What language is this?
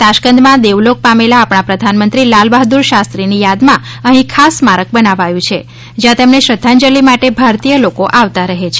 Gujarati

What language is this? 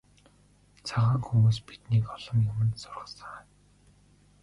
Mongolian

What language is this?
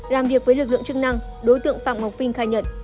Vietnamese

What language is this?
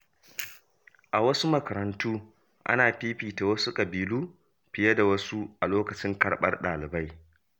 Hausa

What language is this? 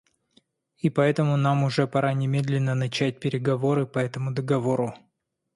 Russian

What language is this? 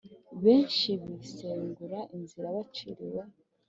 Kinyarwanda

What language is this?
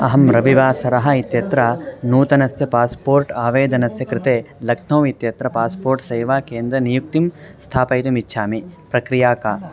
Sanskrit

